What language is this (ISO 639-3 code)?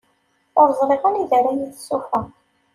kab